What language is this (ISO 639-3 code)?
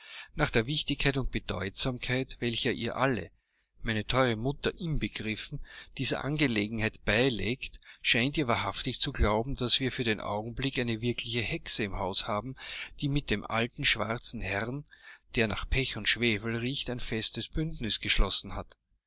deu